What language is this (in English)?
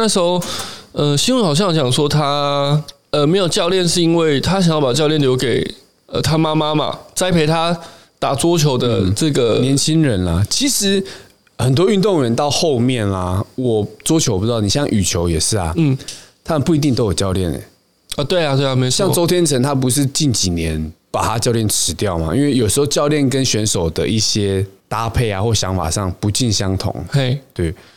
Chinese